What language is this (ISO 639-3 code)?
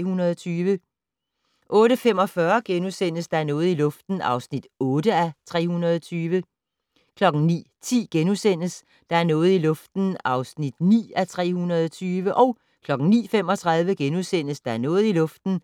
dan